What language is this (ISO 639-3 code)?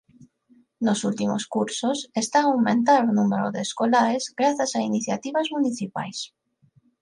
glg